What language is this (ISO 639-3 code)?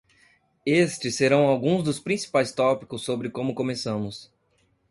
por